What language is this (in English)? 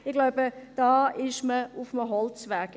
Swiss German